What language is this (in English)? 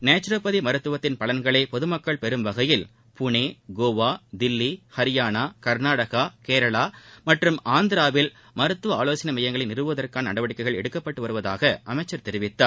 Tamil